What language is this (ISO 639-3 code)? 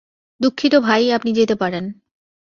ben